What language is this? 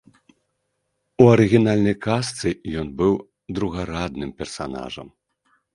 Belarusian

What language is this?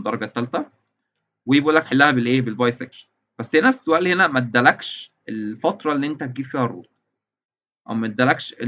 Arabic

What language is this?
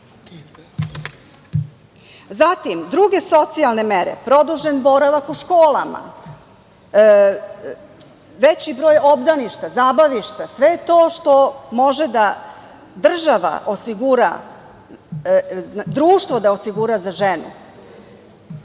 Serbian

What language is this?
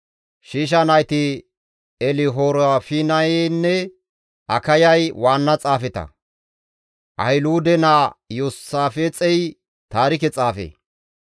Gamo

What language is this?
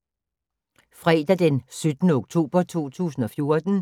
Danish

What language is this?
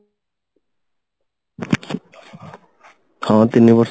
Odia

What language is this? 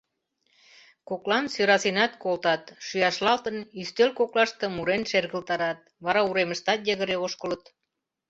Mari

